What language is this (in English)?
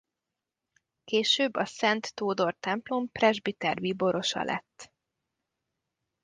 Hungarian